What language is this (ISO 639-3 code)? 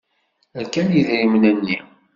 kab